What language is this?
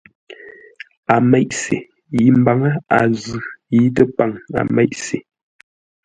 Ngombale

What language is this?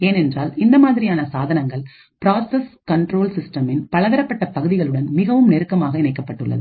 Tamil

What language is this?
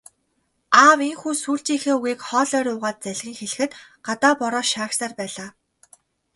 Mongolian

